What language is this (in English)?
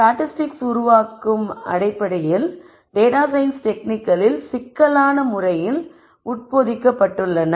Tamil